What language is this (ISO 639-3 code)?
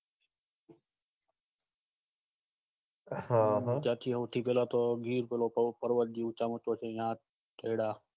guj